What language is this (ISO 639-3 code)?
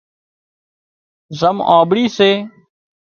kxp